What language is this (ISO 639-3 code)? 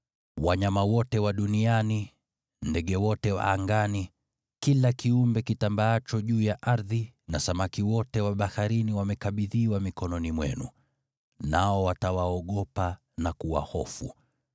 swa